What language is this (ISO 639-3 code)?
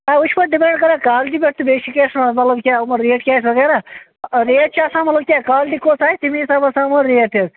kas